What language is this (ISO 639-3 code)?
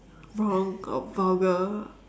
eng